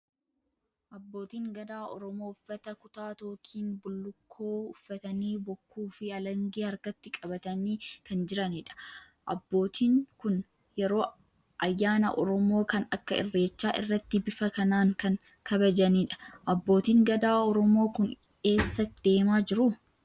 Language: Oromo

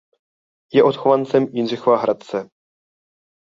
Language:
Czech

